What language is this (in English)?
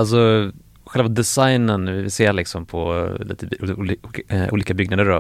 Swedish